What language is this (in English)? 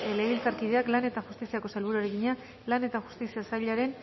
Basque